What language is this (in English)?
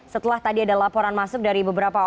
Indonesian